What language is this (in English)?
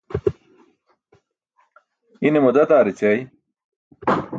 Burushaski